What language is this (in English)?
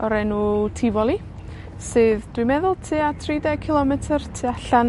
Welsh